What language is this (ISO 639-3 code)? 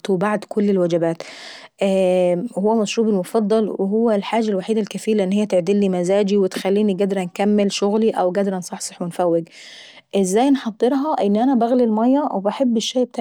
aec